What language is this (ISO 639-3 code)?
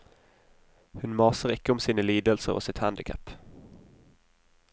nor